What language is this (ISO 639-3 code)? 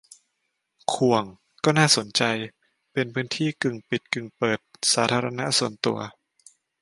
tha